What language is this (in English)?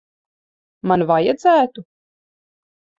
Latvian